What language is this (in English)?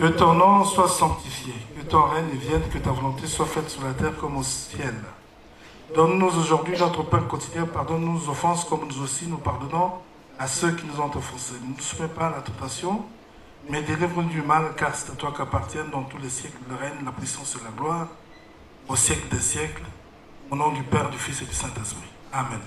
French